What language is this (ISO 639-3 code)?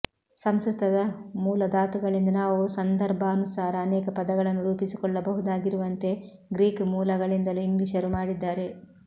kan